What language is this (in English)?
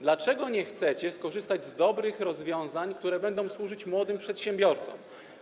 Polish